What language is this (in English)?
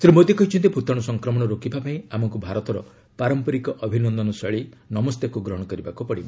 Odia